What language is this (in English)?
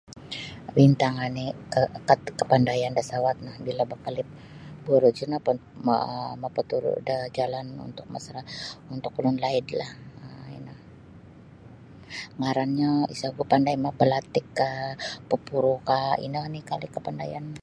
Sabah Bisaya